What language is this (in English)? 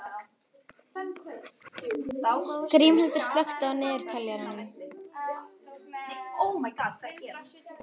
Icelandic